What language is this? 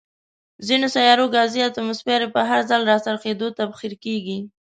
Pashto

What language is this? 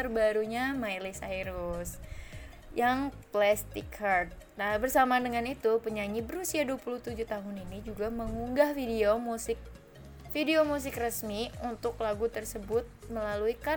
Indonesian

